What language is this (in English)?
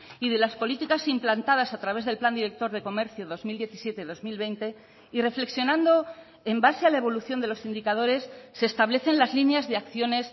Spanish